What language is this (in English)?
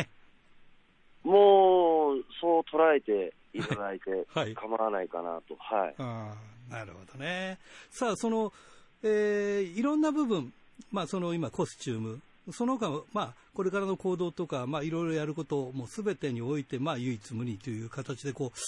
Japanese